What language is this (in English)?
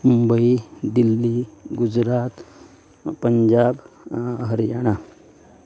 Konkani